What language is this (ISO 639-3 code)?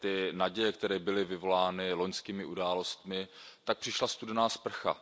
ces